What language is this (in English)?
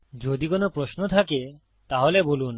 Bangla